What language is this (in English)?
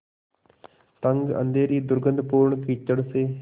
Hindi